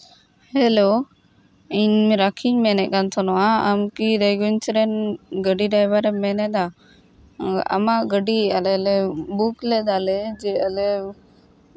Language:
Santali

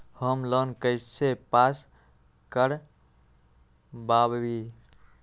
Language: Magahi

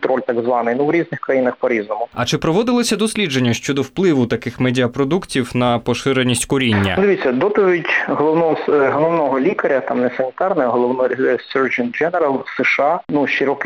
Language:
Ukrainian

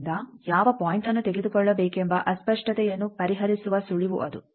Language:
Kannada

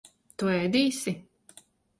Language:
Latvian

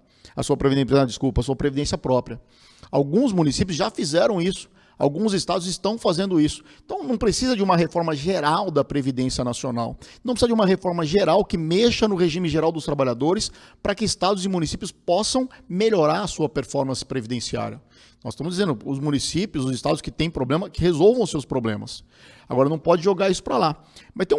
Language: Portuguese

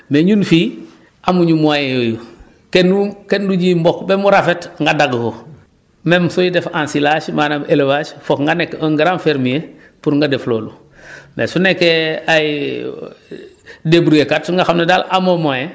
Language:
Wolof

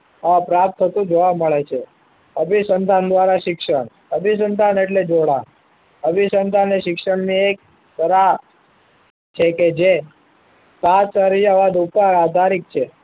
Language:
Gujarati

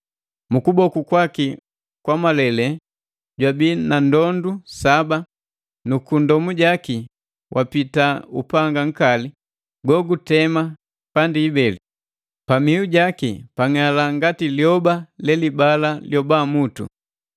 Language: Matengo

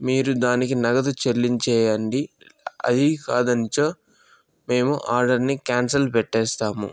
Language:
Telugu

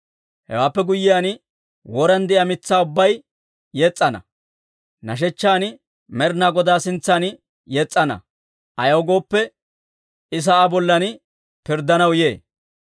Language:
Dawro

